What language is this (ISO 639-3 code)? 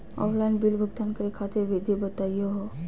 mag